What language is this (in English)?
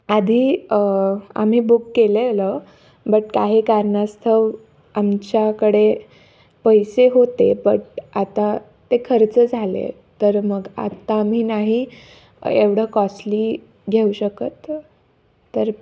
Marathi